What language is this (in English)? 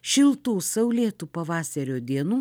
Lithuanian